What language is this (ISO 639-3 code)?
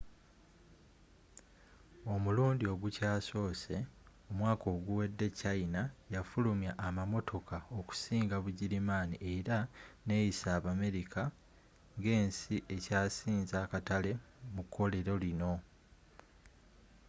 lug